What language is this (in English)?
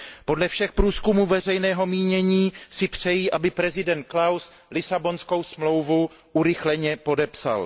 Czech